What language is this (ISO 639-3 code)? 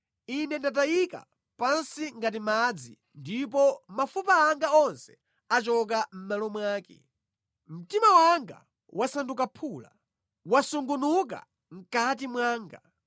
nya